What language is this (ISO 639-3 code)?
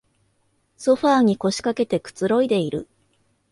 jpn